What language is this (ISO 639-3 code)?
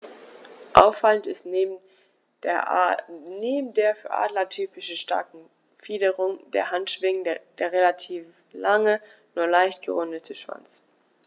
deu